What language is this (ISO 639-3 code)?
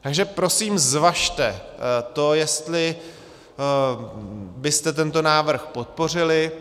ces